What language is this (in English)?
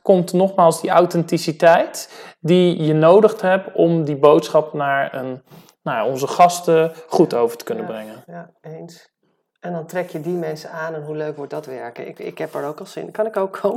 Dutch